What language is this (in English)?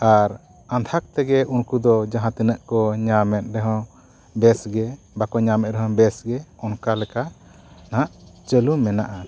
Santali